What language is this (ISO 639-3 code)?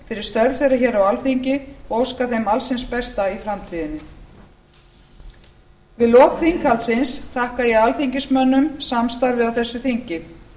isl